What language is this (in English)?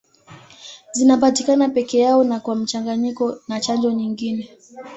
Swahili